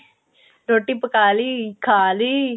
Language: Punjabi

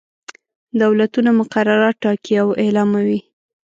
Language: Pashto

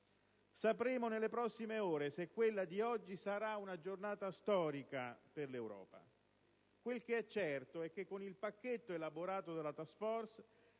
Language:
Italian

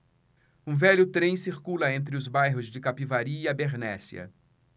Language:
Portuguese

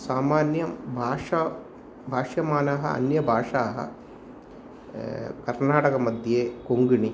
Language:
Sanskrit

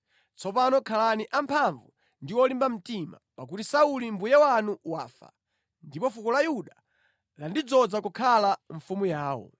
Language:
Nyanja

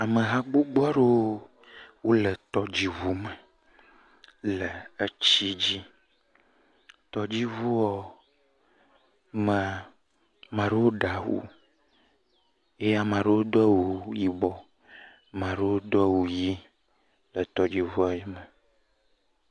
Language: Ewe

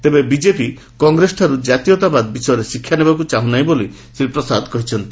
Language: Odia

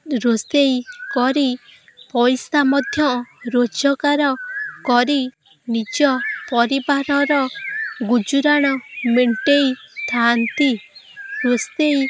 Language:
Odia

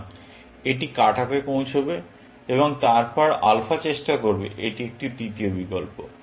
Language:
Bangla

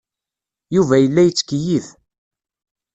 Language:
Kabyle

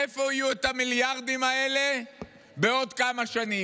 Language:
Hebrew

